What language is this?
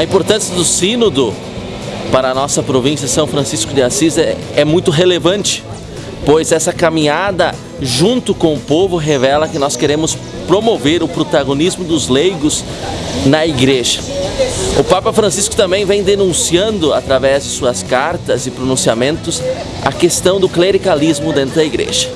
Portuguese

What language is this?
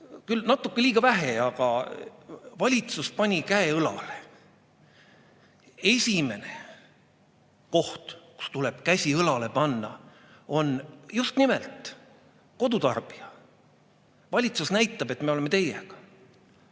Estonian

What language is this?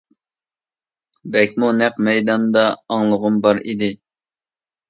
Uyghur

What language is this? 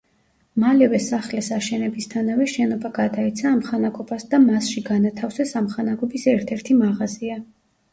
Georgian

